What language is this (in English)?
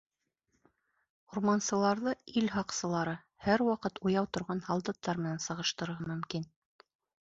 Bashkir